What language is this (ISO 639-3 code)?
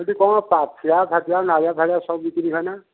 ori